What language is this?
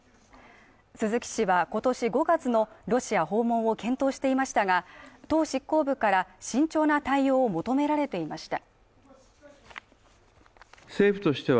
Japanese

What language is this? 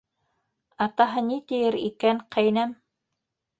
Bashkir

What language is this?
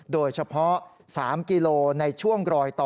Thai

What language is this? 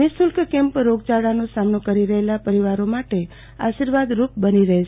Gujarati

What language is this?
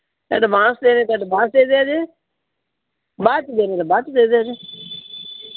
Punjabi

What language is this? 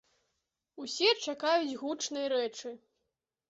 Belarusian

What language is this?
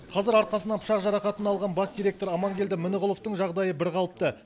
Kazakh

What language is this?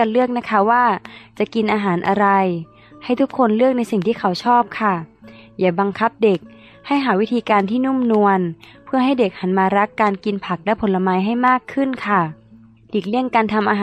Thai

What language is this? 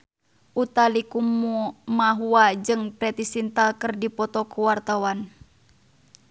Sundanese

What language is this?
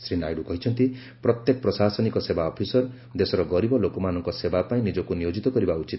Odia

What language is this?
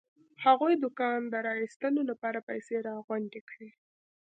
Pashto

